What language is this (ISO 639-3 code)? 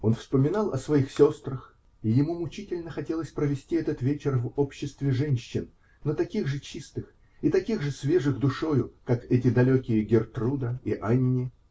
rus